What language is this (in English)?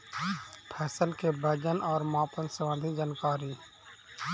Magahi